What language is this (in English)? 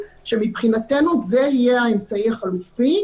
Hebrew